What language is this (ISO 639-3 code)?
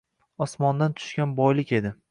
uzb